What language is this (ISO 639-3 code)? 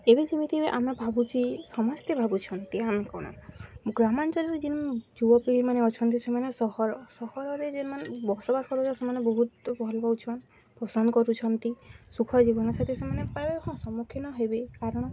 ori